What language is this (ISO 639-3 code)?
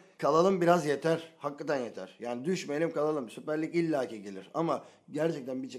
tur